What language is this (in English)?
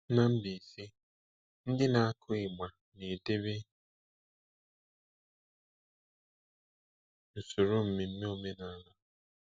Igbo